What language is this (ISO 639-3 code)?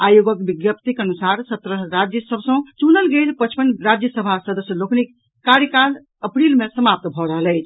mai